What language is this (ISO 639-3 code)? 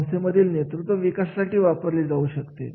mar